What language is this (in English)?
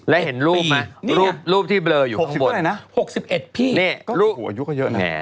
Thai